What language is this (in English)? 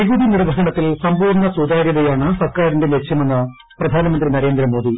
Malayalam